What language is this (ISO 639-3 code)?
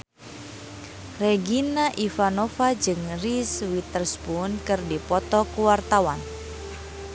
sun